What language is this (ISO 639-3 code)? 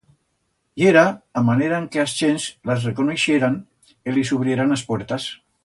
arg